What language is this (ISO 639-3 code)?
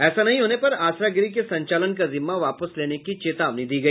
hin